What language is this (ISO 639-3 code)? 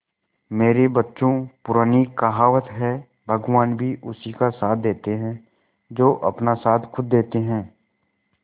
hin